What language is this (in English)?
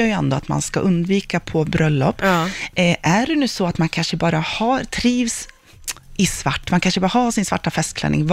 Swedish